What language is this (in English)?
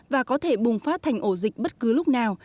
Vietnamese